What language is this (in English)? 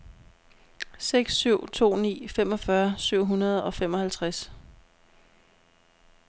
Danish